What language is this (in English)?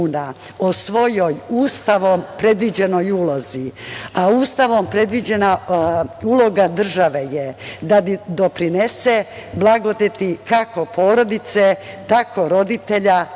Serbian